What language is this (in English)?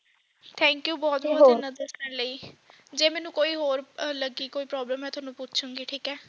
Punjabi